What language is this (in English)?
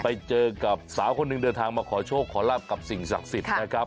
Thai